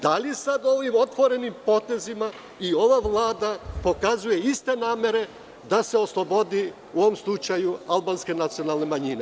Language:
Serbian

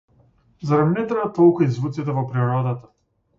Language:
Macedonian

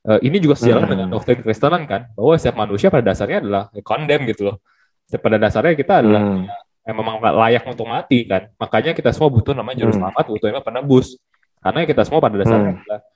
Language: Indonesian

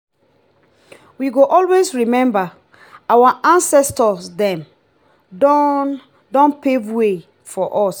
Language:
Nigerian Pidgin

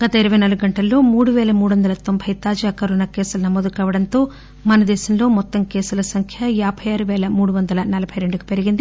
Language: Telugu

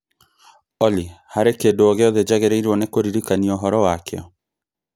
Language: Kikuyu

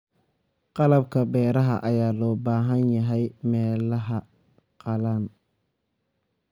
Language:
Somali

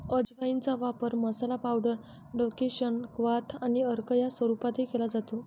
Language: Marathi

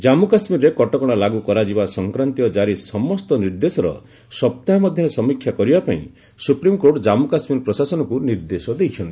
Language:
Odia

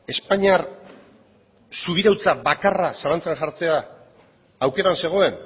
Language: Basque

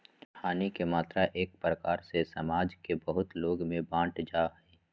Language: Magahi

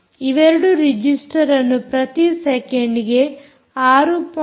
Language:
Kannada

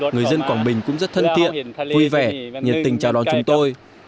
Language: Vietnamese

